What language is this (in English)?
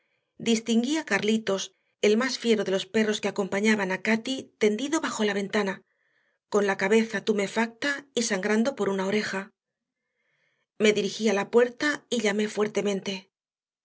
Spanish